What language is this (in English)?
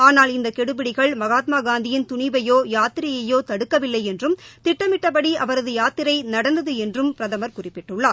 Tamil